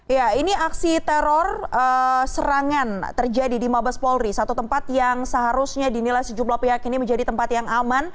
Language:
Indonesian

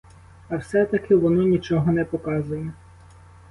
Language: Ukrainian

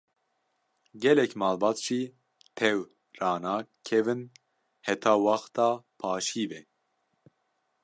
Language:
Kurdish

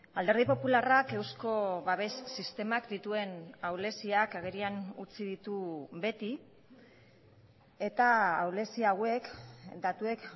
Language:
Basque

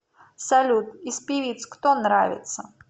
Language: Russian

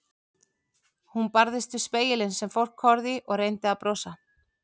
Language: Icelandic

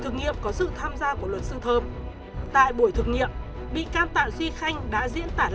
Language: Vietnamese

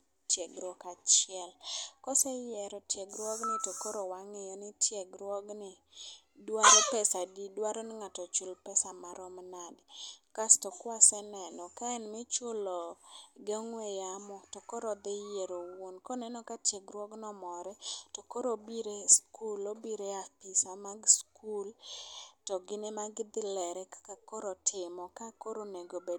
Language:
Luo (Kenya and Tanzania)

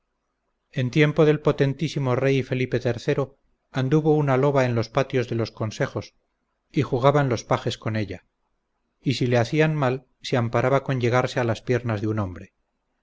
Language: Spanish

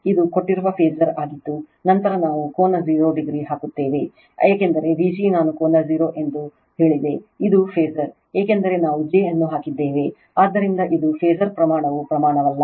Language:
Kannada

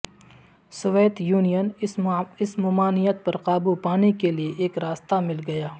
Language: Urdu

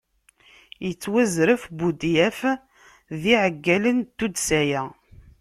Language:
Kabyle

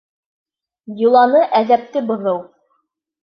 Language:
Bashkir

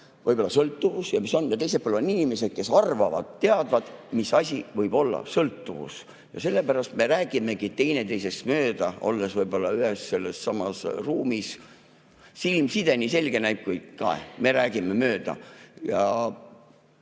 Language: Estonian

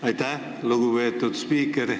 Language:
Estonian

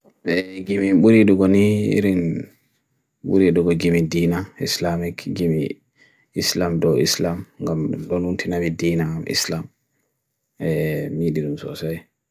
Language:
Bagirmi Fulfulde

